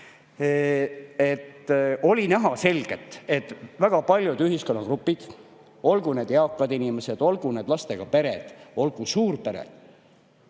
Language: Estonian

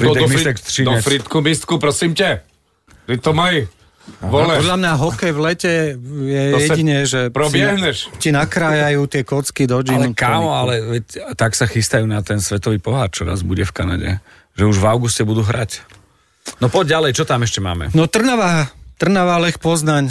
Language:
Slovak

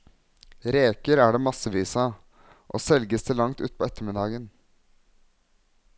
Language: Norwegian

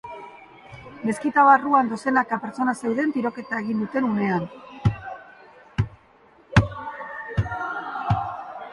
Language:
Basque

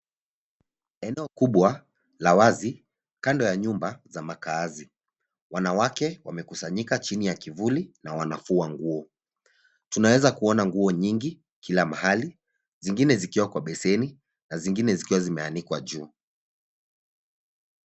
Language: Swahili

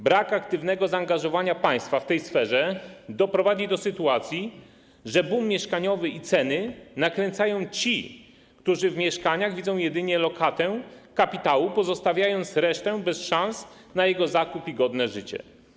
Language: Polish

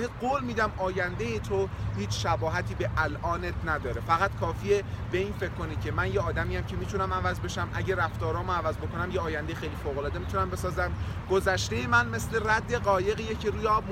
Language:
Persian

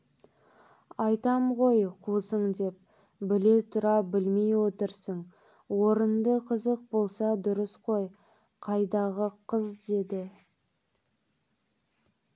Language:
Kazakh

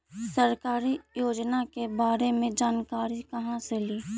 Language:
Magahi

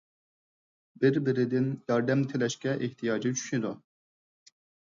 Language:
Uyghur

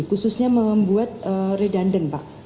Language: Indonesian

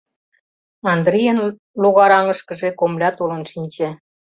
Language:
Mari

